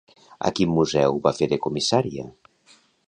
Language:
Catalan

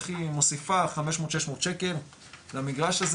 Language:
Hebrew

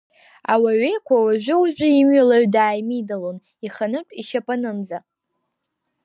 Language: Abkhazian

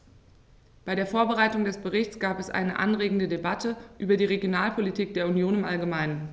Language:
German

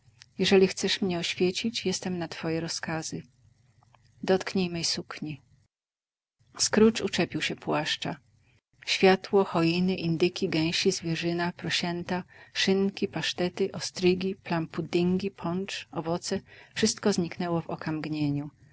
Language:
Polish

